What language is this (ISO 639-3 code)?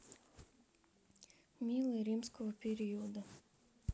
rus